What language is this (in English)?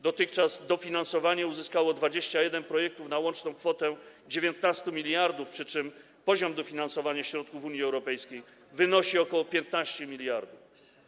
Polish